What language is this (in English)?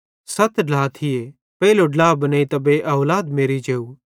Bhadrawahi